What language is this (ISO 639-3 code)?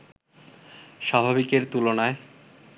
ben